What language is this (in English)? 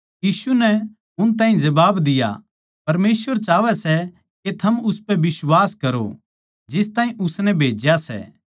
Haryanvi